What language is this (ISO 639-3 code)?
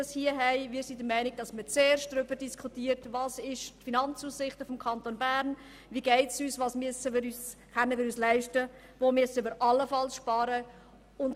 gsw